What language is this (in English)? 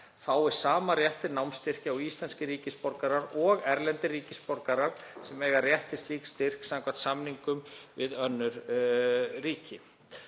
Icelandic